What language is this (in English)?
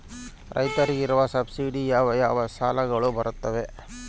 Kannada